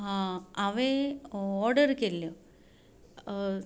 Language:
Konkani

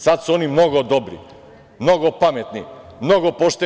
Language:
Serbian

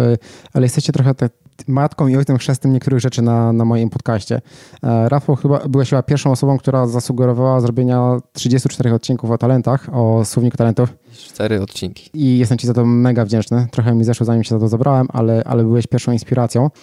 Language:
Polish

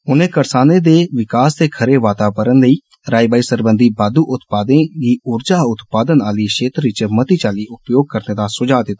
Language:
Dogri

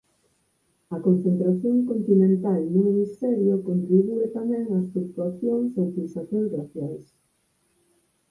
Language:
Galician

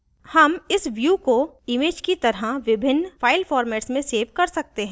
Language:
Hindi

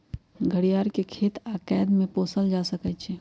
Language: Magahi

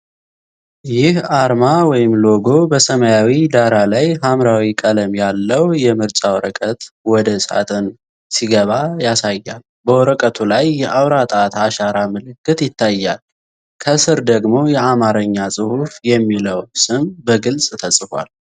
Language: Amharic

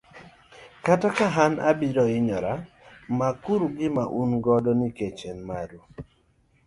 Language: Luo (Kenya and Tanzania)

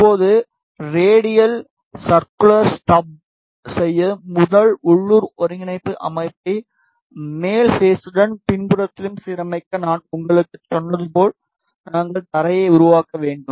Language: Tamil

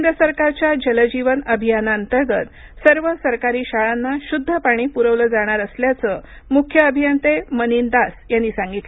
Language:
Marathi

